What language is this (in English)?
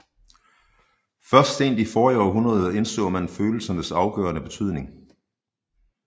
Danish